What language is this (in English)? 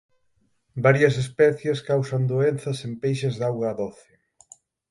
Galician